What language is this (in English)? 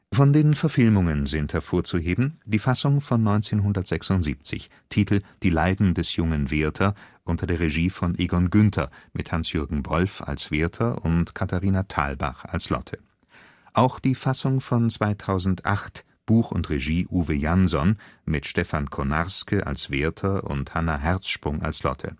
German